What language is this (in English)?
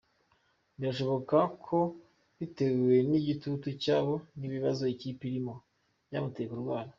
Kinyarwanda